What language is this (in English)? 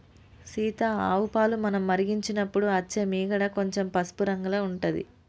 Telugu